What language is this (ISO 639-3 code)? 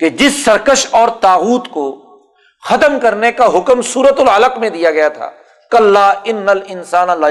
urd